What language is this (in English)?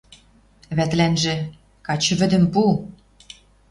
Western Mari